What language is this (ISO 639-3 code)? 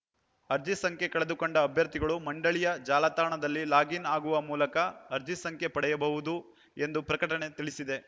kan